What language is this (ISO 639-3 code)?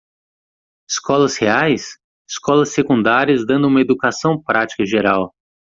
por